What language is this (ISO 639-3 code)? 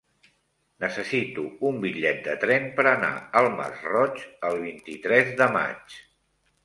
cat